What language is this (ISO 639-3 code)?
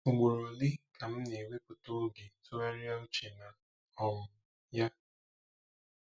ibo